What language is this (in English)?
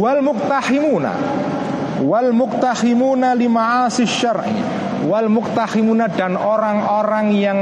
Indonesian